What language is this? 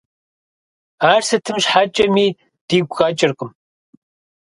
Kabardian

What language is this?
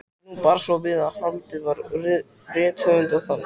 Icelandic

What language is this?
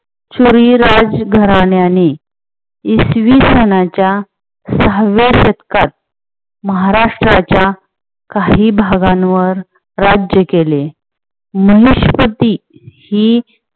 Marathi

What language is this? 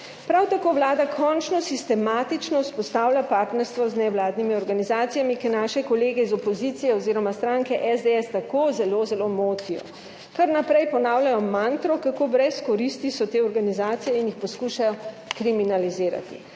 Slovenian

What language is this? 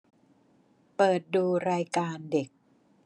Thai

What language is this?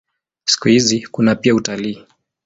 Swahili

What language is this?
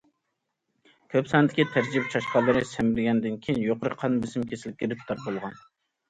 Uyghur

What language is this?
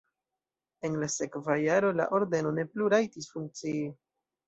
Esperanto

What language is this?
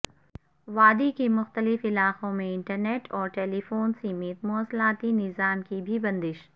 Urdu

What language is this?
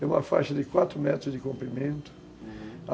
Portuguese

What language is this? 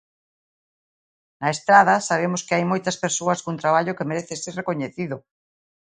Galician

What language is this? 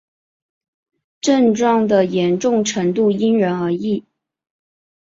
Chinese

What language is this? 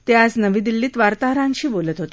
Marathi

